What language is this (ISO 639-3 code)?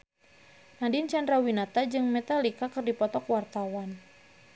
sun